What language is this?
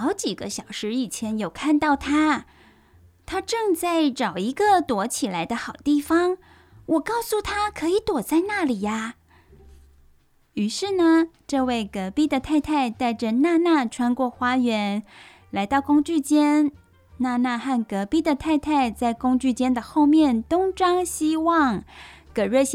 Chinese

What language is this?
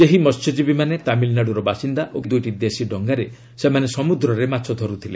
Odia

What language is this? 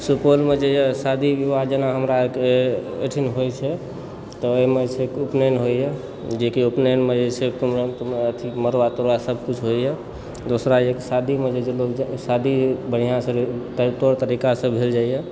Maithili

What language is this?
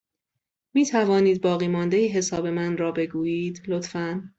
Persian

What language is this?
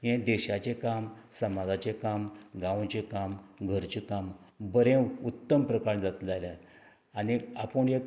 Konkani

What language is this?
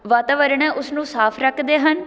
Punjabi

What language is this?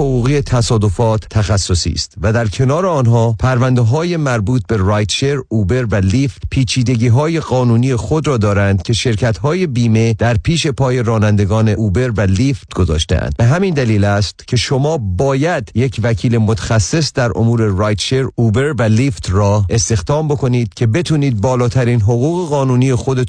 Persian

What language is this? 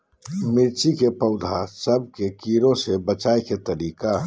Magahi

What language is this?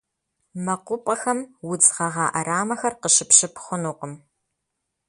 Kabardian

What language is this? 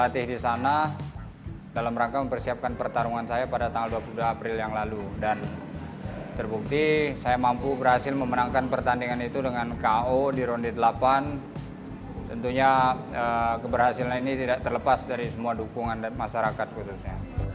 Indonesian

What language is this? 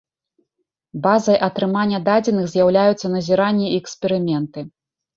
Belarusian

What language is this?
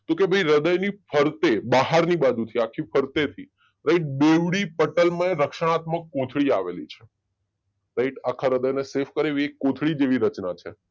Gujarati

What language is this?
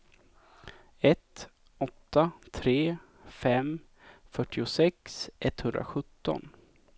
Swedish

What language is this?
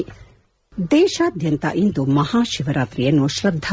Kannada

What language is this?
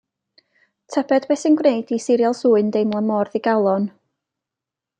Welsh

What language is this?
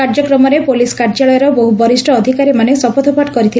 Odia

